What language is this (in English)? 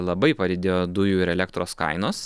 Lithuanian